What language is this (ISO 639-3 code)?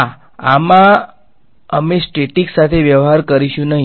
guj